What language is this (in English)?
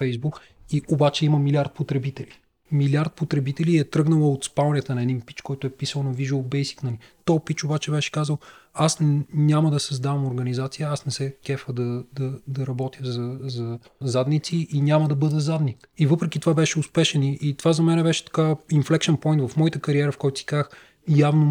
Bulgarian